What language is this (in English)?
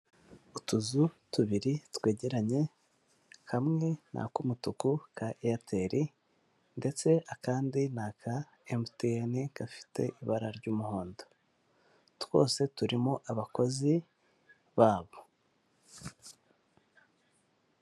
Kinyarwanda